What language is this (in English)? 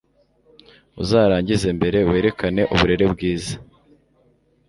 Kinyarwanda